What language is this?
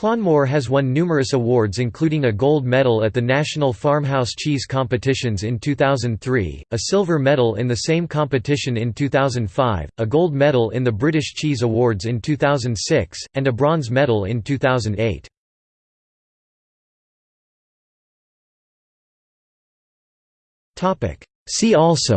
English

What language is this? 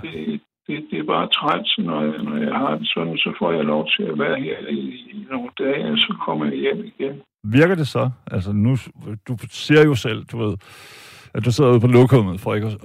Danish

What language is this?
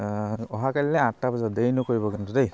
Assamese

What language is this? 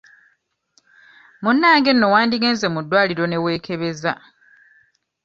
Ganda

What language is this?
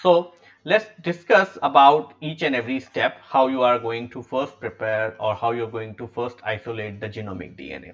English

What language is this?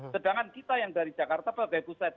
Indonesian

